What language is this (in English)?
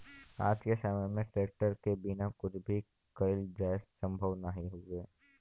Bhojpuri